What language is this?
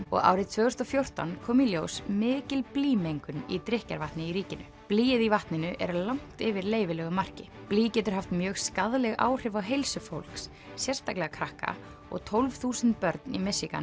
Icelandic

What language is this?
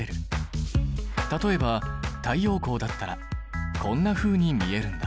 Japanese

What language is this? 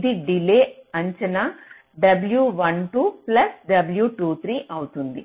Telugu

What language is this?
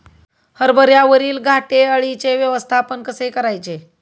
Marathi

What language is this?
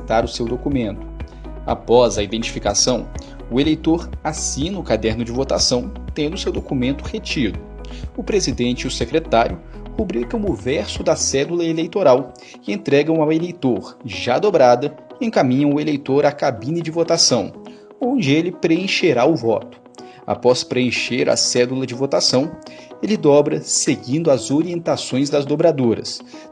Portuguese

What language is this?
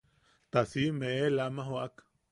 Yaqui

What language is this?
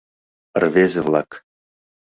Mari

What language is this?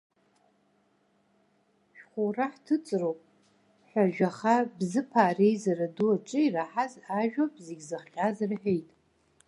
Abkhazian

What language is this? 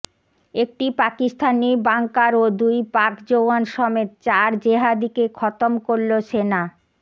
Bangla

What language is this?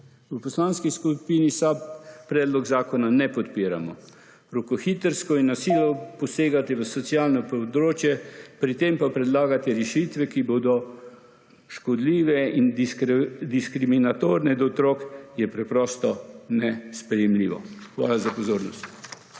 Slovenian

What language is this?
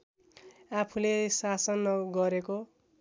Nepali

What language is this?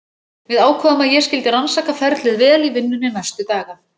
Icelandic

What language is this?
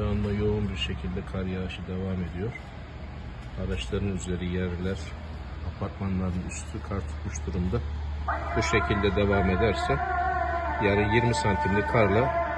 Turkish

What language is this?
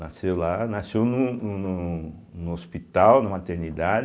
Portuguese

